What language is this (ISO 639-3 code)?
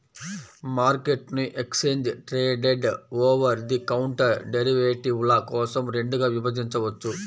tel